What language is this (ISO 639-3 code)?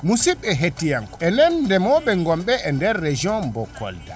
ful